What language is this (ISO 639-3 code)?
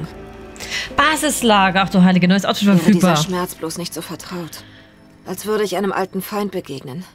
deu